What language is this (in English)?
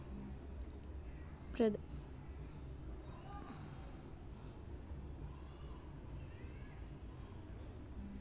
Telugu